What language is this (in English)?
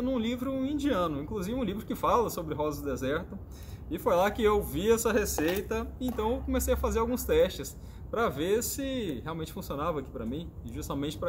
Portuguese